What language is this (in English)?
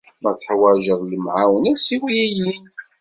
Kabyle